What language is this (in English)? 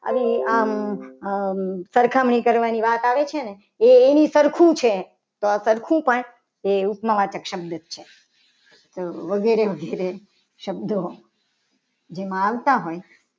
Gujarati